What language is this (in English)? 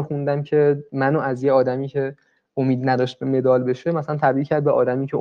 Persian